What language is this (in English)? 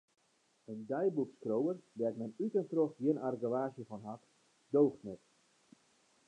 Western Frisian